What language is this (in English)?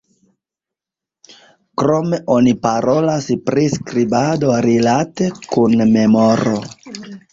Esperanto